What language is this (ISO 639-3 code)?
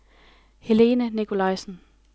dan